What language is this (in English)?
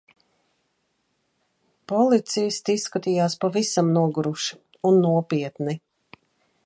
Latvian